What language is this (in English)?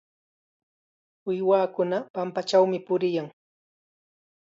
Chiquián Ancash Quechua